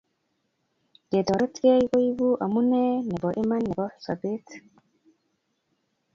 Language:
Kalenjin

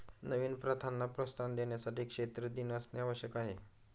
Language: Marathi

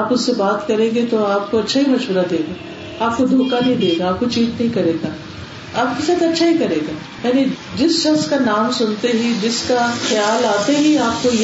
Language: Urdu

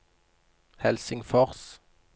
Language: Norwegian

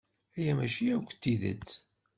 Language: Kabyle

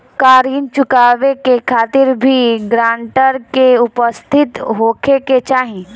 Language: Bhojpuri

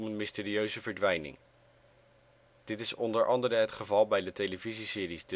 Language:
Dutch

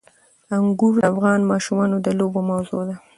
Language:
Pashto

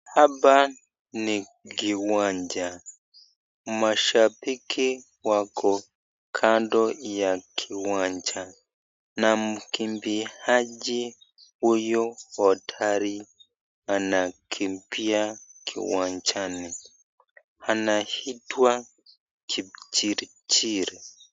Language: Swahili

